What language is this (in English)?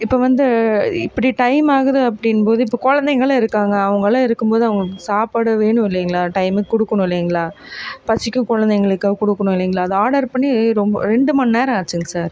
Tamil